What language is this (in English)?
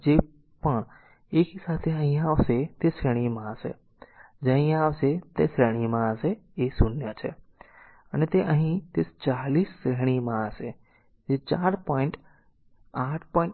Gujarati